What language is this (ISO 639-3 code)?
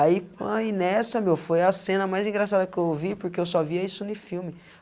por